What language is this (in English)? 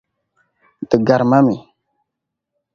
Dagbani